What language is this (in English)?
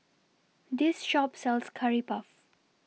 English